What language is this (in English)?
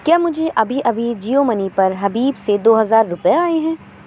Urdu